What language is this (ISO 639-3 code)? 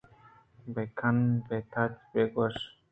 bgp